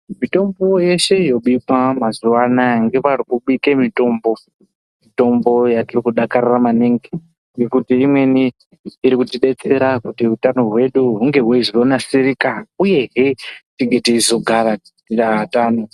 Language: Ndau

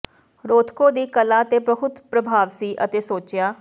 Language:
Punjabi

